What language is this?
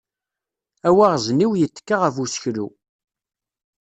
Kabyle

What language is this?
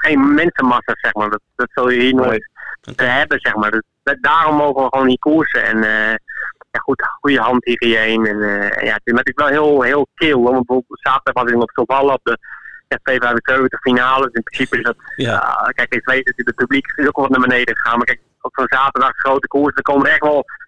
Dutch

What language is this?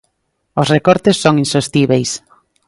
Galician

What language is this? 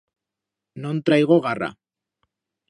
Aragonese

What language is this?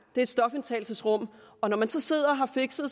Danish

